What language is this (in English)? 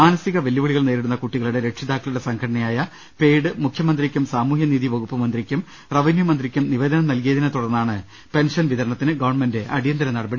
Malayalam